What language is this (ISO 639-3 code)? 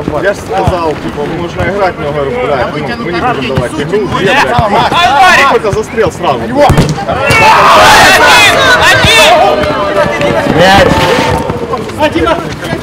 rus